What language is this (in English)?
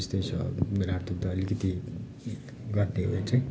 Nepali